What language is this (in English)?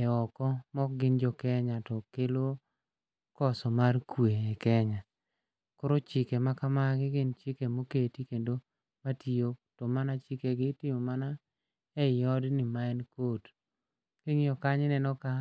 Luo (Kenya and Tanzania)